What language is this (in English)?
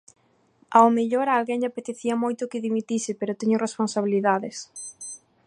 Galician